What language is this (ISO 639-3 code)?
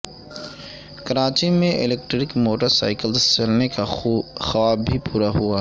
urd